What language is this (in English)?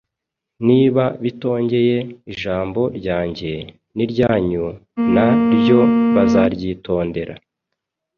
Kinyarwanda